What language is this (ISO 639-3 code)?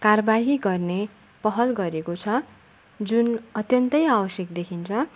nep